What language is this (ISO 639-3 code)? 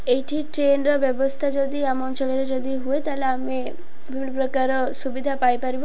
ori